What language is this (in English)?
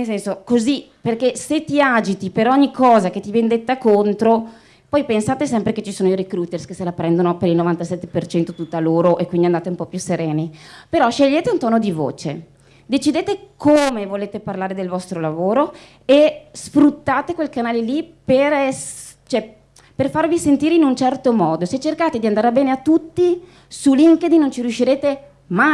Italian